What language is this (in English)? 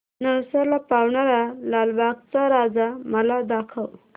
Marathi